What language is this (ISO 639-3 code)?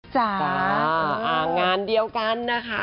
tha